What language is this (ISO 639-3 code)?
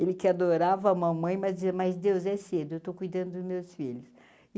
por